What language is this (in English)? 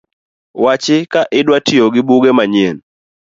Luo (Kenya and Tanzania)